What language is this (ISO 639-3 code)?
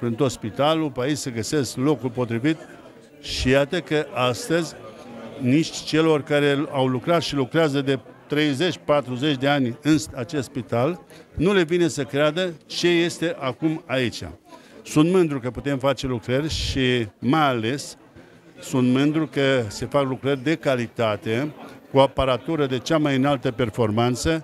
ron